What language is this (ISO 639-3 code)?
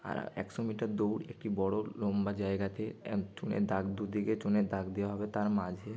ben